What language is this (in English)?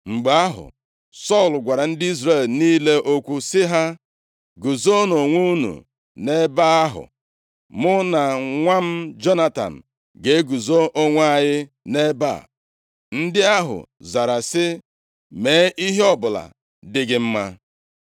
Igbo